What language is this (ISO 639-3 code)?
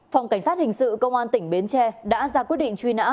vie